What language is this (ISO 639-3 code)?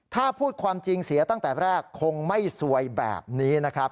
tha